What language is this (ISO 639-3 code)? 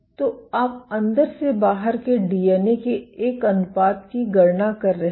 hin